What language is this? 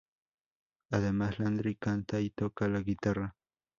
Spanish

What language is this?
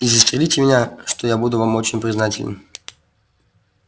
Russian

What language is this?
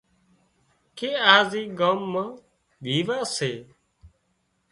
Wadiyara Koli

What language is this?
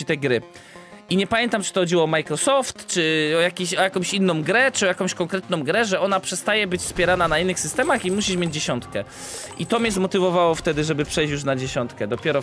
Polish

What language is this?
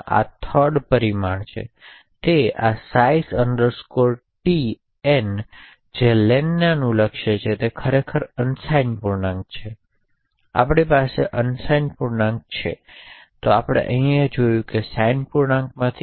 Gujarati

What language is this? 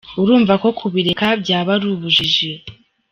Kinyarwanda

